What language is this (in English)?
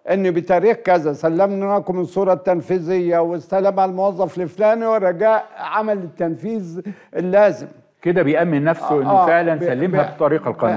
Arabic